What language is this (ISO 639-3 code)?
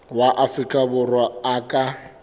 sot